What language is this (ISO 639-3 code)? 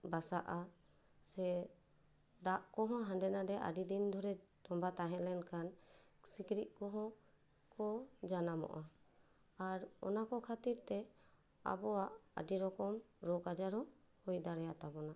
sat